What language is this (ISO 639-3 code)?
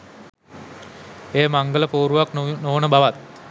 sin